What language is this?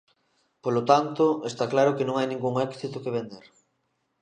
Galician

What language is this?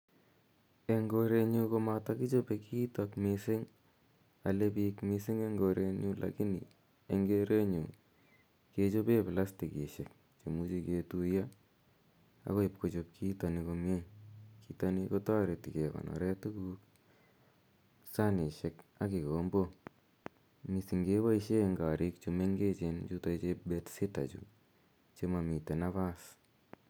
Kalenjin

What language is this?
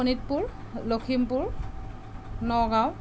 Assamese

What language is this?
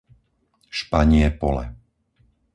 Slovak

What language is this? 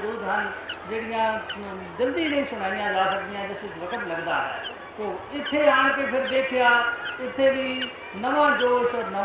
Hindi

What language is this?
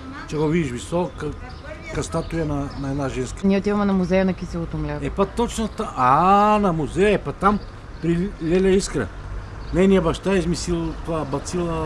Bulgarian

